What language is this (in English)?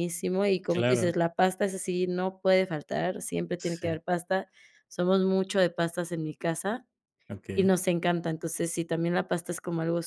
Spanish